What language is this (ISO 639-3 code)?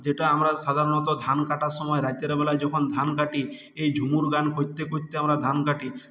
ben